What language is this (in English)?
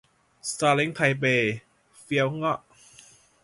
Thai